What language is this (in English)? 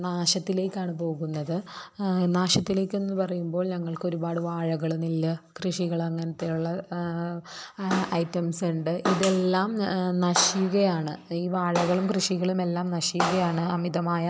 Malayalam